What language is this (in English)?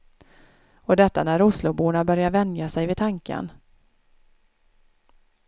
Swedish